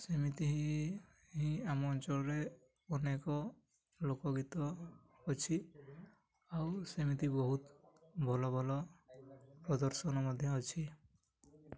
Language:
Odia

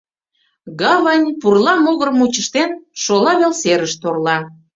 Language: Mari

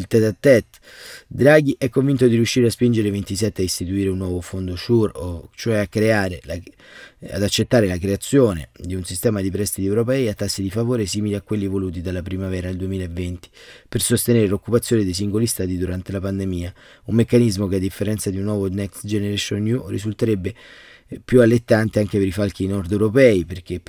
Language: Italian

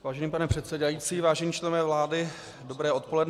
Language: Czech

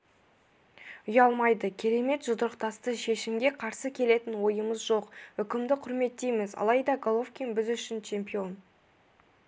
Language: Kazakh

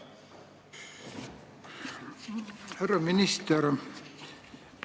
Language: Estonian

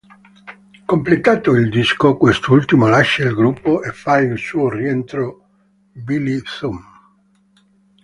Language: Italian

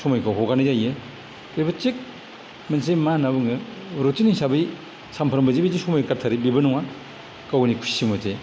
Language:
Bodo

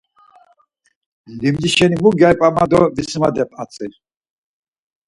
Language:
Laz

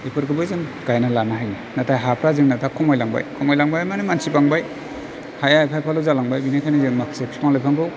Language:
Bodo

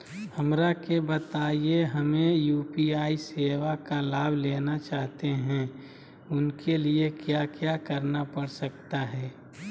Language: Magahi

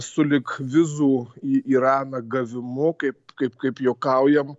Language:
Lithuanian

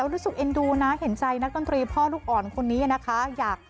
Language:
Thai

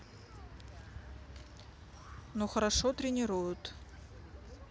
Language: Russian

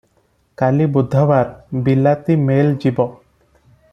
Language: Odia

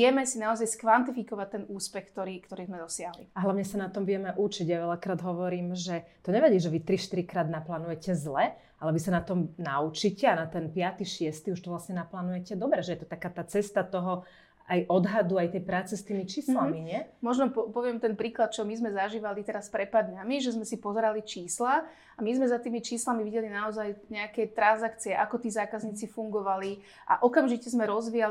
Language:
Slovak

